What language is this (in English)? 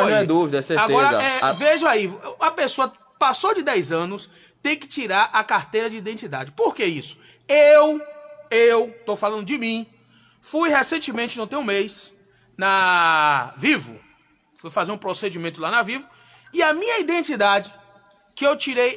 Portuguese